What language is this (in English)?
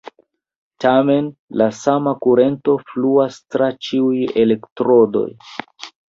Esperanto